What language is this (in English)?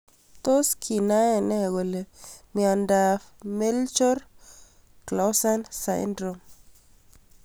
Kalenjin